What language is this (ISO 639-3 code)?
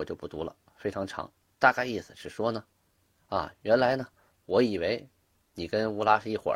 zho